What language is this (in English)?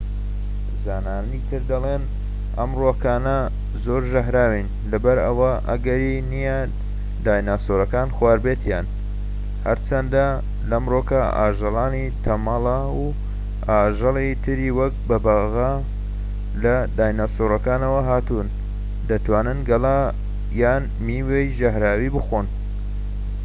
Central Kurdish